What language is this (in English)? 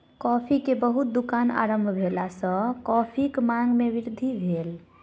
Maithili